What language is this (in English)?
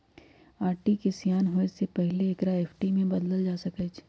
Magahi